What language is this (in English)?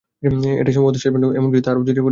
Bangla